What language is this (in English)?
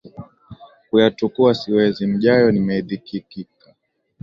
Swahili